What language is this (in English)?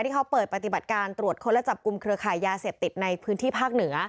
Thai